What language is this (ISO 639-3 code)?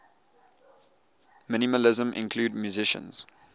eng